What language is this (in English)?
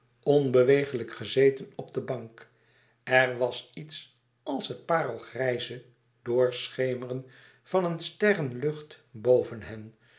Dutch